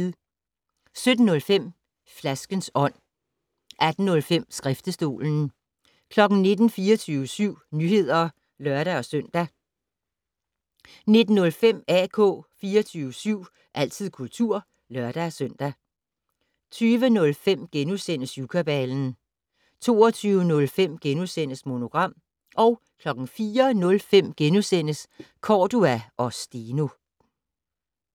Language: Danish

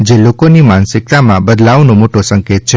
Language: Gujarati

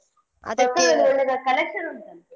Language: Kannada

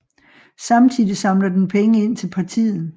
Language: Danish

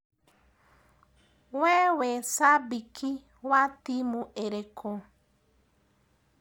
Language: Kikuyu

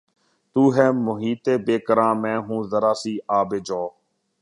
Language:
Urdu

